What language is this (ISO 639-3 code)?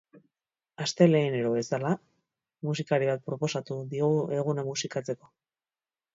eus